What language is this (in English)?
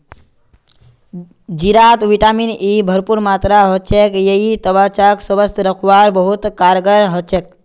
Magahi